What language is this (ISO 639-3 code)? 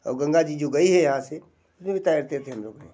hin